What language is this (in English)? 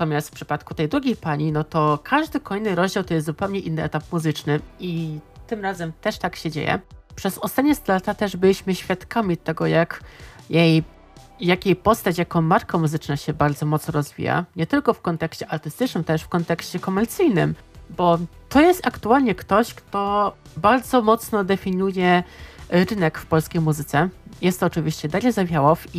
Polish